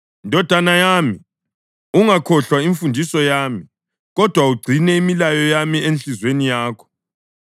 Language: North Ndebele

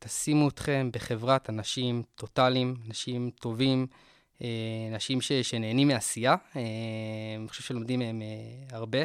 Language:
Hebrew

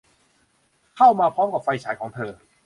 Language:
Thai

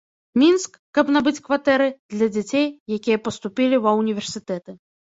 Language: Belarusian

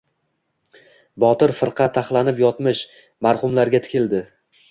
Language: Uzbek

